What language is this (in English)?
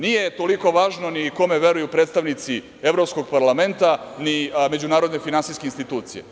Serbian